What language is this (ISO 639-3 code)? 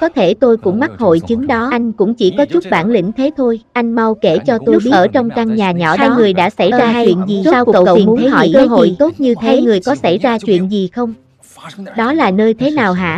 vie